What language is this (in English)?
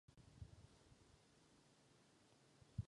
Czech